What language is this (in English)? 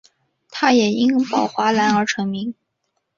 Chinese